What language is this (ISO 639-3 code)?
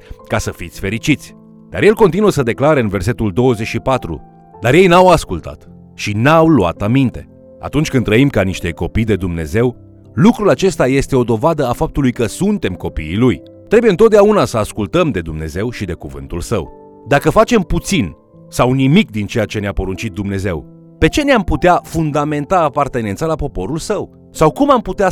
ron